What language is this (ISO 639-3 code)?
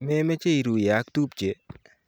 kln